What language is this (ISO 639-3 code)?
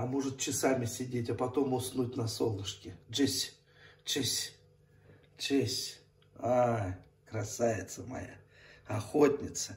rus